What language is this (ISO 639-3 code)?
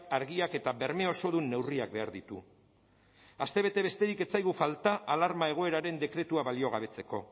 eus